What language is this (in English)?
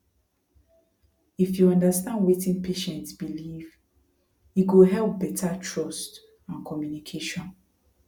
Nigerian Pidgin